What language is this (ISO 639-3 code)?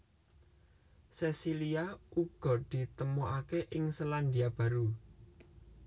jav